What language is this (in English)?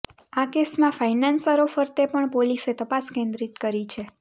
Gujarati